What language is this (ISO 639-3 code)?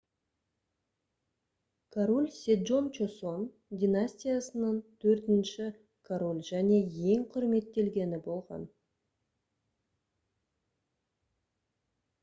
kaz